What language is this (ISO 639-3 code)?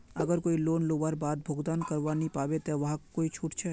mag